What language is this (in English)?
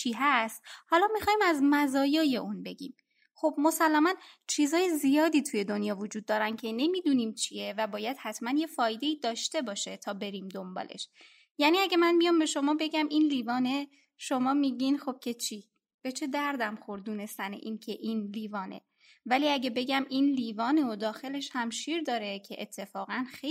Persian